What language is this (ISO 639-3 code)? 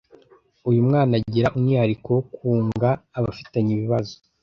kin